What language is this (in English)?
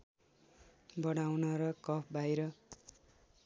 Nepali